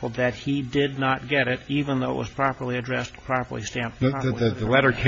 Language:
English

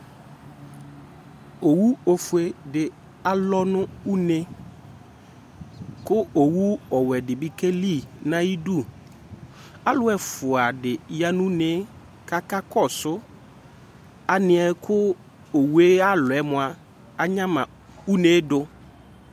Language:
Ikposo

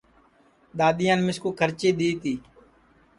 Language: Sansi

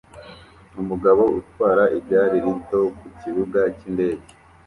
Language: Kinyarwanda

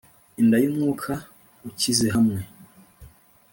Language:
Kinyarwanda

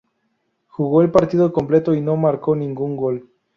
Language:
Spanish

